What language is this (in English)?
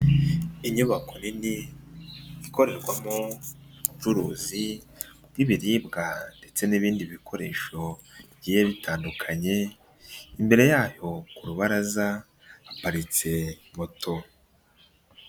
Kinyarwanda